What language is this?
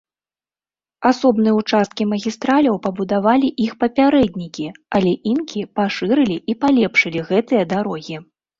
Belarusian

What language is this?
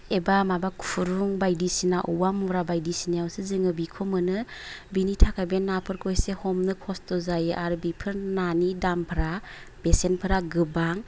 Bodo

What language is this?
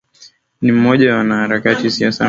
Swahili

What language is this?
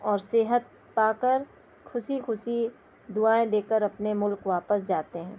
Urdu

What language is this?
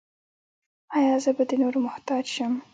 Pashto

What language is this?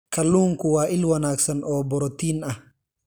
Somali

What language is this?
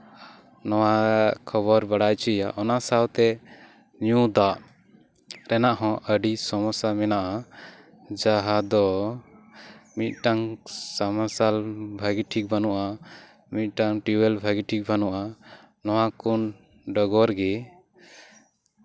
Santali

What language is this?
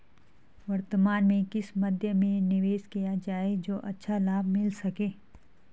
Hindi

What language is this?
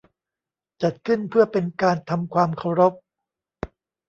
Thai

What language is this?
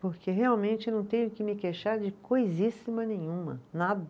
Portuguese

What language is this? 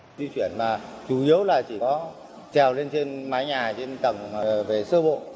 Vietnamese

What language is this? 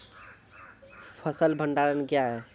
Maithili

